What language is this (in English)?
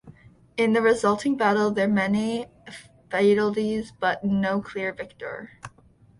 English